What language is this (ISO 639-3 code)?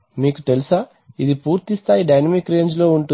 tel